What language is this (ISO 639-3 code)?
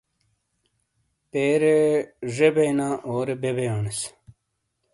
scl